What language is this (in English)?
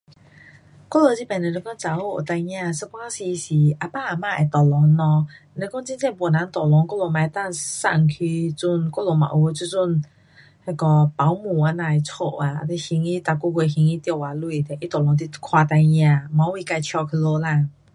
Pu-Xian Chinese